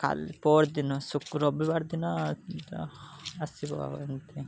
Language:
Odia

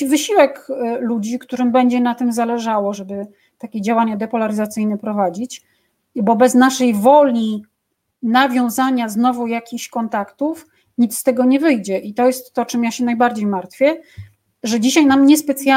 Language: Polish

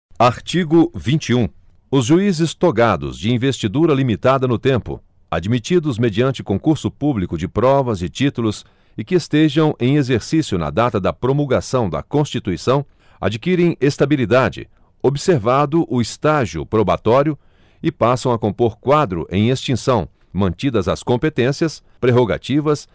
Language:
Portuguese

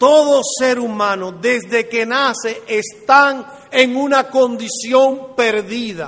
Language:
Spanish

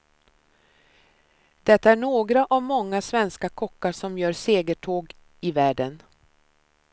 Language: Swedish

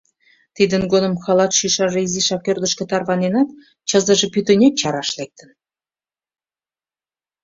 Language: Mari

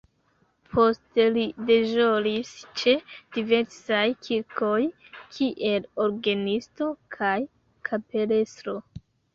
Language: Esperanto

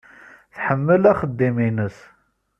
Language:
Kabyle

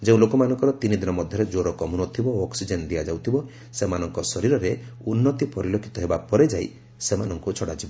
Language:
Odia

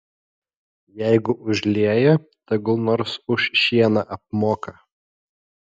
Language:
Lithuanian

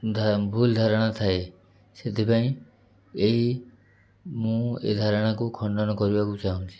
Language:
Odia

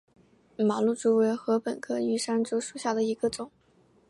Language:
Chinese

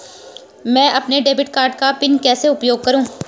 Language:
Hindi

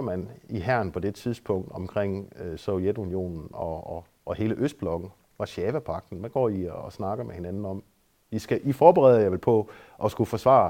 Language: Danish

